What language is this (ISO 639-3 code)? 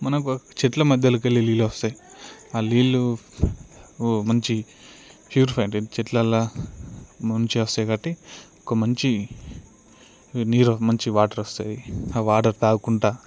tel